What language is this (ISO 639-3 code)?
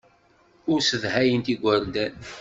kab